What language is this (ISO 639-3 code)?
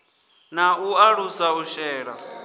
ven